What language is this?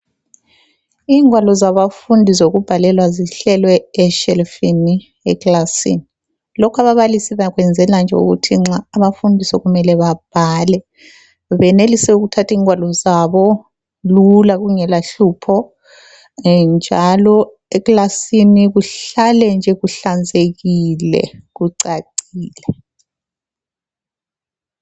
North Ndebele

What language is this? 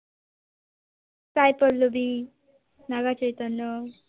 Bangla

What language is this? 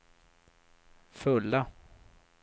Swedish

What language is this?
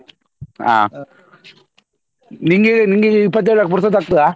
Kannada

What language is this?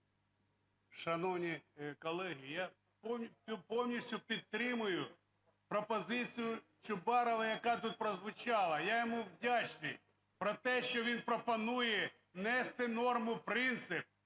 Ukrainian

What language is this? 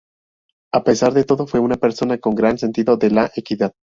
Spanish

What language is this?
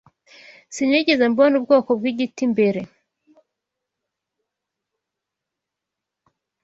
Kinyarwanda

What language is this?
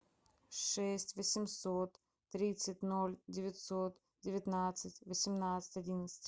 Russian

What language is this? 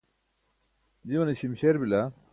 Burushaski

